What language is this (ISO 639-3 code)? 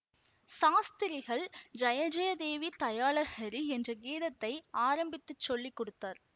tam